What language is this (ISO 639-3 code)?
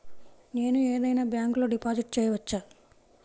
tel